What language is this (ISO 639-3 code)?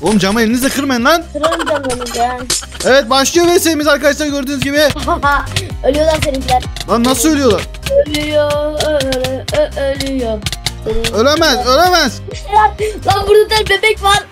tur